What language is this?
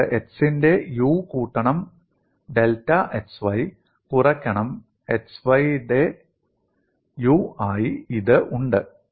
Malayalam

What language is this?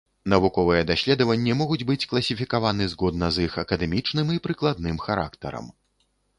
Belarusian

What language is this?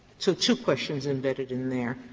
English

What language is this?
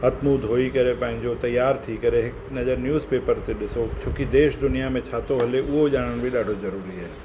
Sindhi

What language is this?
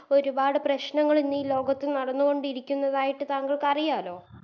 Malayalam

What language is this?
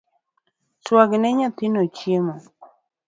Luo (Kenya and Tanzania)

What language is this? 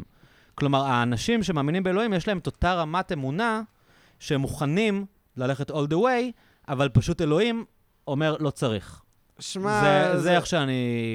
Hebrew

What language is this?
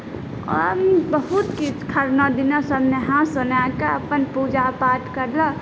Maithili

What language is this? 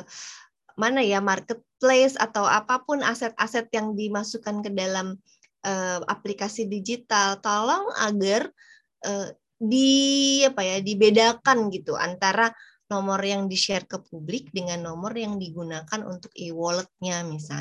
Indonesian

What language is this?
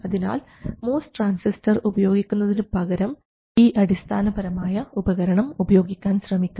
Malayalam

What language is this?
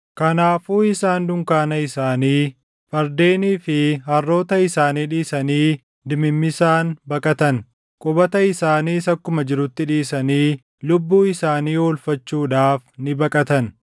Oromo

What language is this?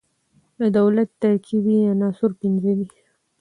Pashto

